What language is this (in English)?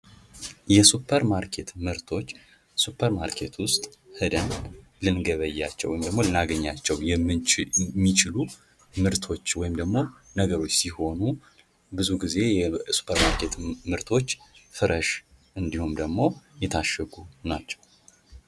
Amharic